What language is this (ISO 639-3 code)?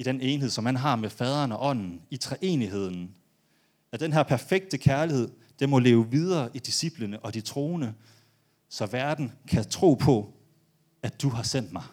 dan